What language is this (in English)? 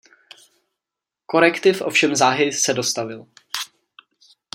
Czech